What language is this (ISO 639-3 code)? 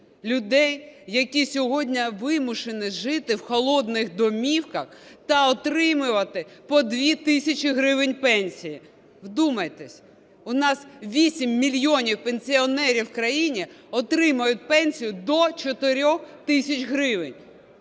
ukr